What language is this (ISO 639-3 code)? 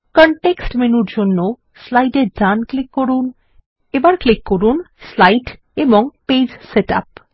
ben